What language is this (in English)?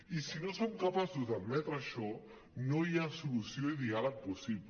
Catalan